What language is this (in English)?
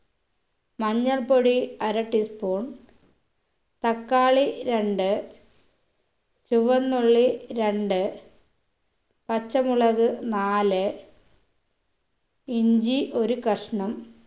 Malayalam